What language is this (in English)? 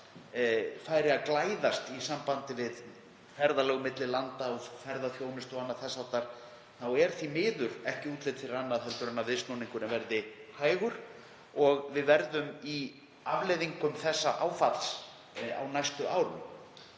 Icelandic